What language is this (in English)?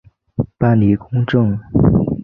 Chinese